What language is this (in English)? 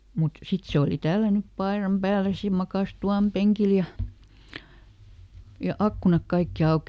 Finnish